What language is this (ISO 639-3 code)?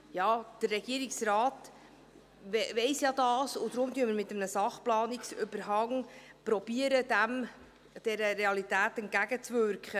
gsw